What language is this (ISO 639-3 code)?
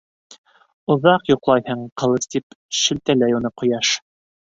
bak